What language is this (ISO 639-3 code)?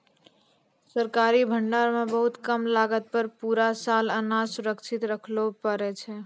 mai